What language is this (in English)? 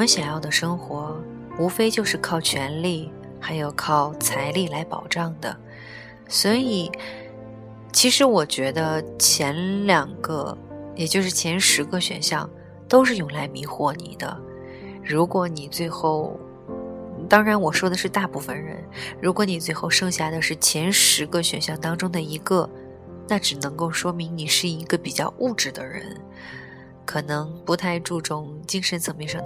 Chinese